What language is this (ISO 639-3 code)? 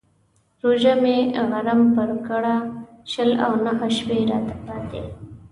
pus